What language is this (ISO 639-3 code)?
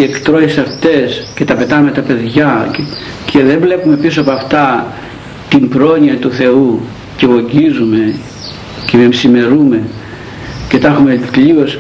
ell